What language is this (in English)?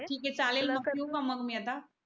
Marathi